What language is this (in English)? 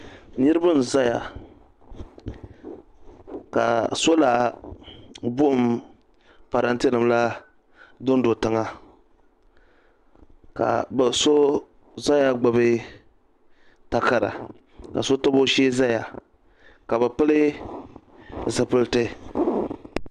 Dagbani